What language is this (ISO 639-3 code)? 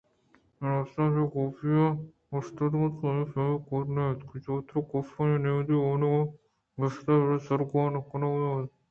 bgp